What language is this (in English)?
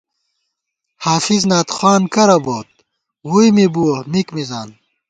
Gawar-Bati